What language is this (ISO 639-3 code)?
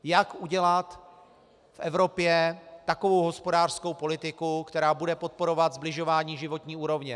ces